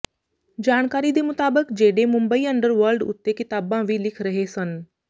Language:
Punjabi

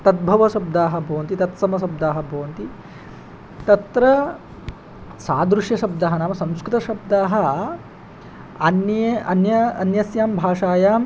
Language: Sanskrit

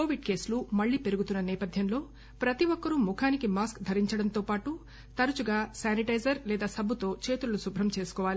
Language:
Telugu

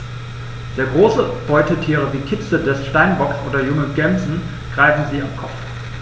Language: German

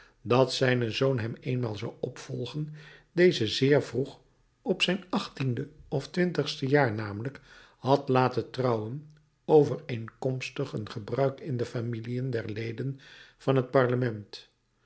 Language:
Dutch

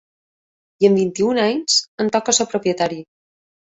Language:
Catalan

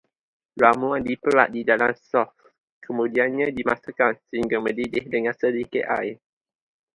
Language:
Malay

